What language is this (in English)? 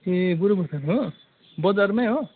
Nepali